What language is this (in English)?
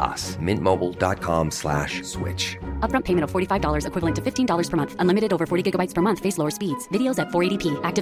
Urdu